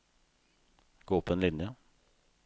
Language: Norwegian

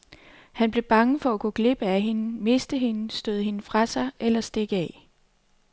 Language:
Danish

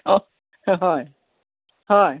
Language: Assamese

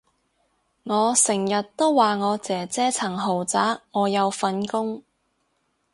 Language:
Cantonese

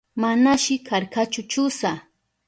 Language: Southern Pastaza Quechua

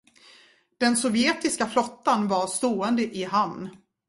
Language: Swedish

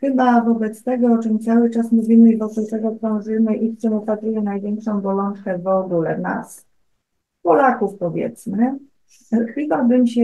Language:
Polish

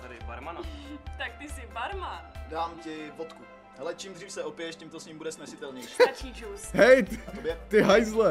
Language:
Czech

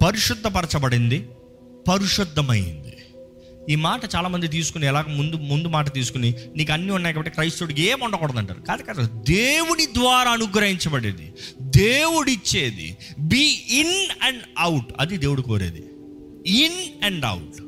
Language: Telugu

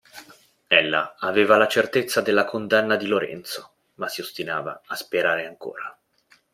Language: Italian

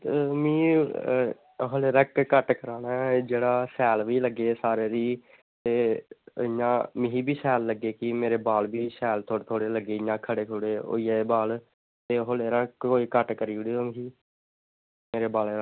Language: Dogri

